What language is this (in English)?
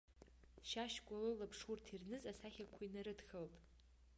Abkhazian